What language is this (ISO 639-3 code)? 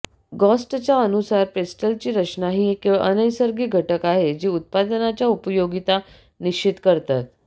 mar